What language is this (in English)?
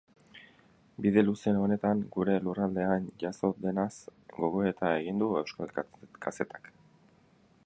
Basque